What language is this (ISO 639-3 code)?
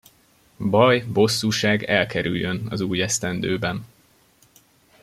hun